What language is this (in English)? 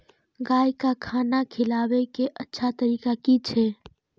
Maithili